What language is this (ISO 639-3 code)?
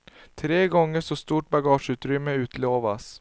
swe